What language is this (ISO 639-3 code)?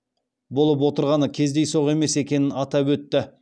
kaz